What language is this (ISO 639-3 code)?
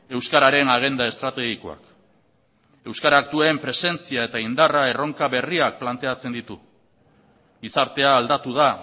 eus